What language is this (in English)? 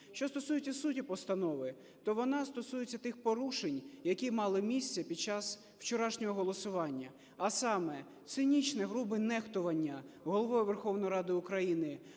Ukrainian